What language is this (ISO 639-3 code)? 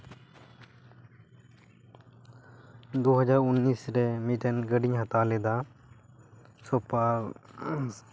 sat